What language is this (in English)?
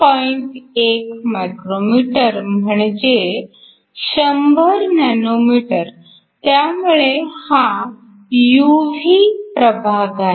Marathi